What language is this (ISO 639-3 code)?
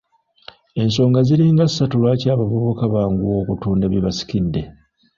lug